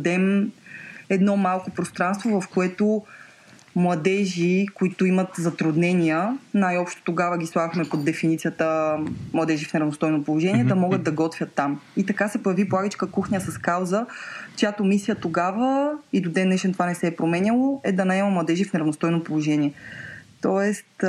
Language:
Bulgarian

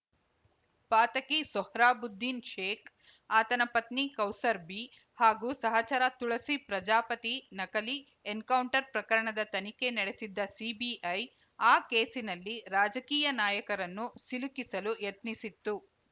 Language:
Kannada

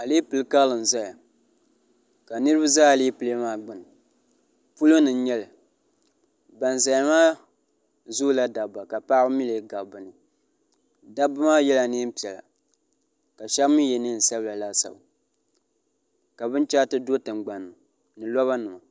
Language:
Dagbani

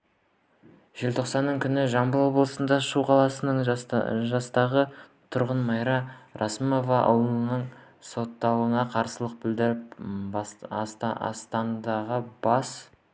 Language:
Kazakh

